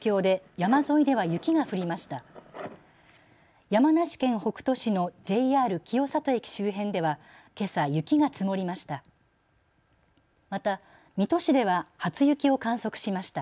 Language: Japanese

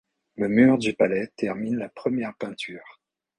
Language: French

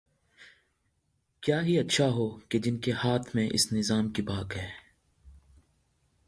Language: Urdu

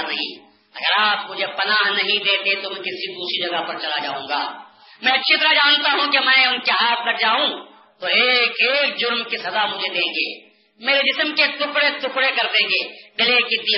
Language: Urdu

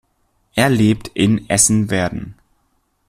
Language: German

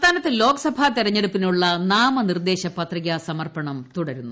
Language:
Malayalam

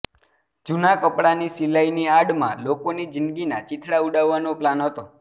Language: Gujarati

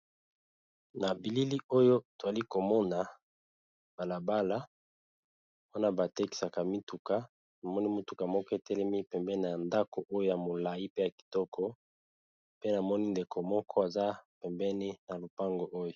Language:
Lingala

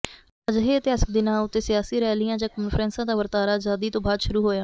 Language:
Punjabi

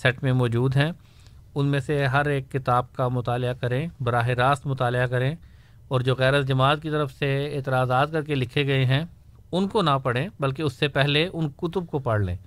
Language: Urdu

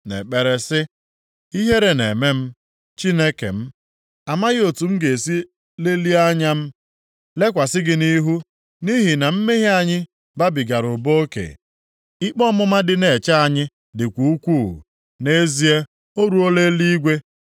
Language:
Igbo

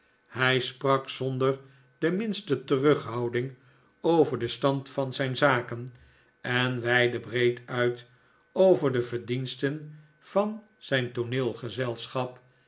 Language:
Dutch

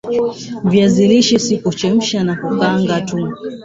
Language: Swahili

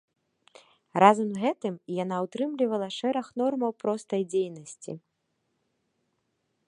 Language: Belarusian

